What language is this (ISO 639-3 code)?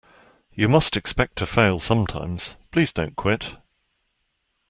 eng